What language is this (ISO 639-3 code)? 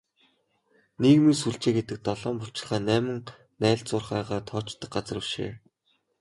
mon